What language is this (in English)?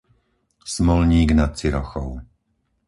Slovak